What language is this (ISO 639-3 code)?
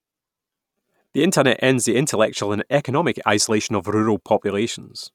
eng